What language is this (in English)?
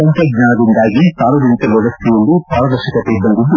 Kannada